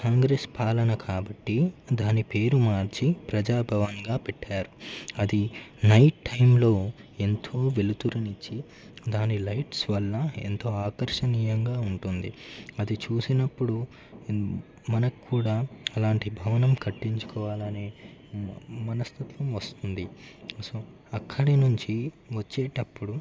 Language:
Telugu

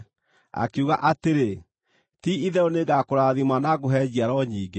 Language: Kikuyu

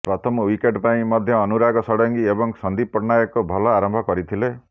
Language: Odia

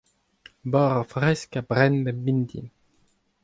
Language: Breton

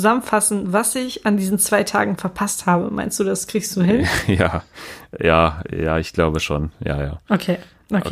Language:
German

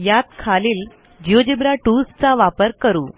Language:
Marathi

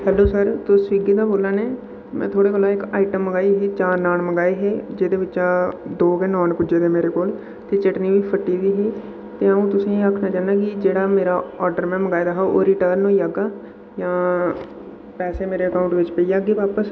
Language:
Dogri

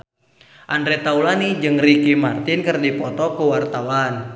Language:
Sundanese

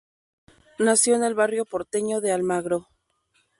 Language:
Spanish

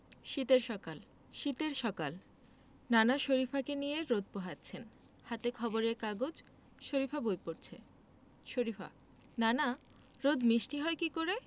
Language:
Bangla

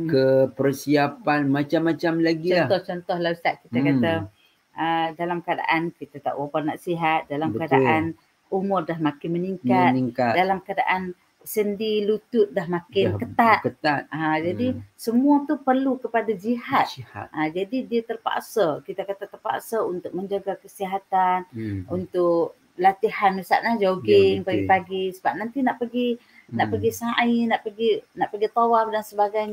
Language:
Malay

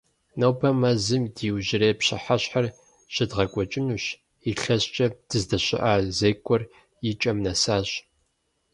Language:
Kabardian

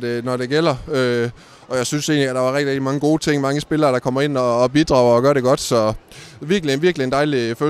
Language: Danish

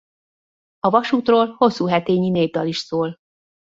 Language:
Hungarian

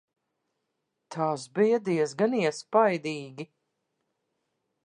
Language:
Latvian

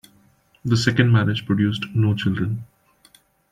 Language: English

